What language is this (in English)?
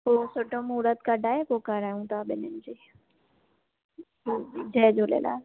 Sindhi